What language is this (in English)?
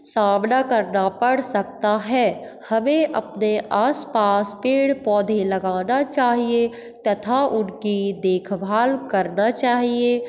Hindi